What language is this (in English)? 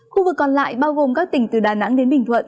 Vietnamese